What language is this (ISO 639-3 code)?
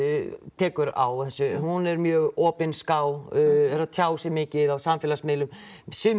isl